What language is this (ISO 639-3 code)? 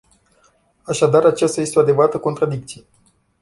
ron